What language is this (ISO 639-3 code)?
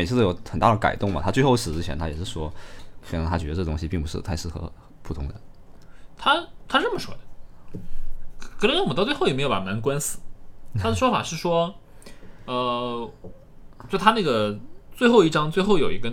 zho